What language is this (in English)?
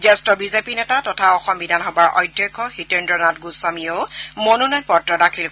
Assamese